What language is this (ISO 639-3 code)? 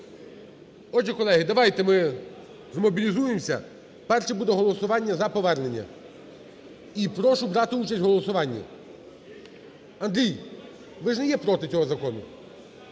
ukr